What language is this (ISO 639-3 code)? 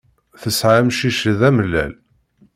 kab